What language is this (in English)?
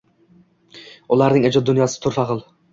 Uzbek